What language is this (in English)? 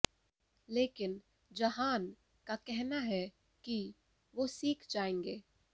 Hindi